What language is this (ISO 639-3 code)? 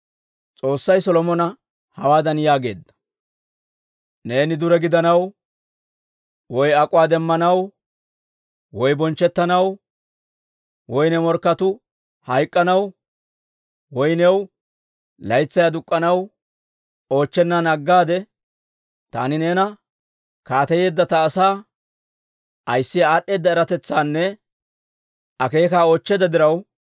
dwr